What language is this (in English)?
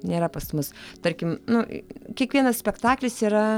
Lithuanian